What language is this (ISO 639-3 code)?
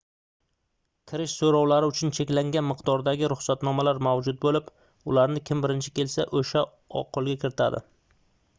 uzb